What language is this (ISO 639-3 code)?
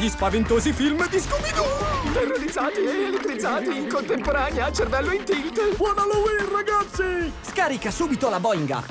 ita